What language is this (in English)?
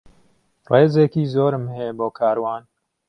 Central Kurdish